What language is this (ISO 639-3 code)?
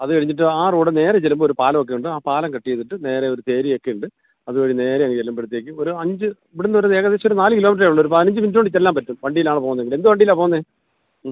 mal